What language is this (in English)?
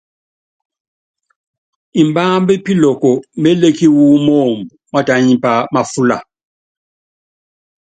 Yangben